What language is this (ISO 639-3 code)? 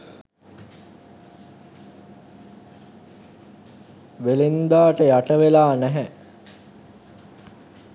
sin